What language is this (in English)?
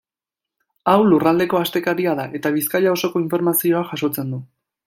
Basque